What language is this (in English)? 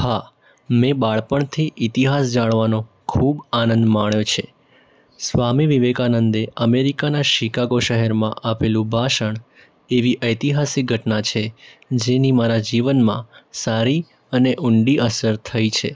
Gujarati